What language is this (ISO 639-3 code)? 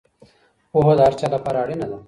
pus